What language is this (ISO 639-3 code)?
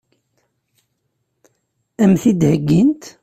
kab